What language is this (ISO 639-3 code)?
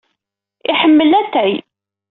kab